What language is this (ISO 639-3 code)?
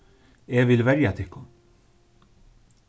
fao